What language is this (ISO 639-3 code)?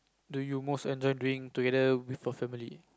eng